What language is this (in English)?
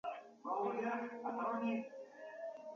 Georgian